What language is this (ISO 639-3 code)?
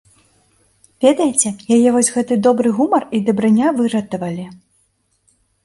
bel